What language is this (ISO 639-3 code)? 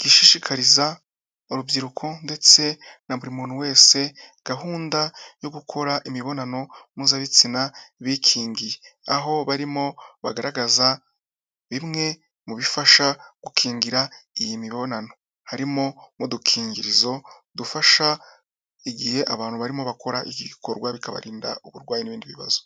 kin